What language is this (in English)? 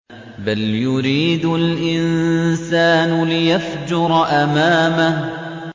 Arabic